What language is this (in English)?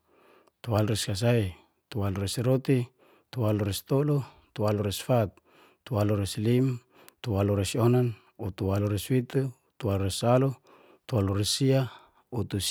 Geser-Gorom